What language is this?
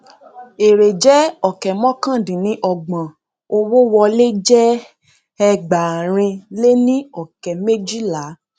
Yoruba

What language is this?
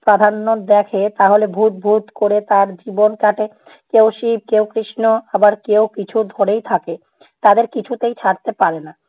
Bangla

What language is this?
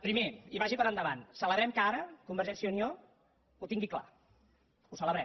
Catalan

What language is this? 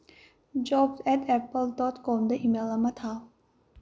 Manipuri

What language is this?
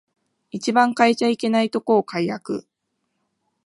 Japanese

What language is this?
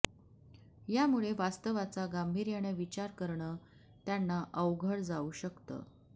Marathi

